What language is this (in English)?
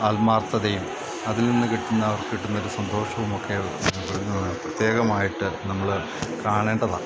Malayalam